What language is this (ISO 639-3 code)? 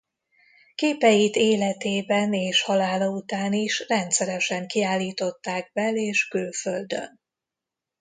hun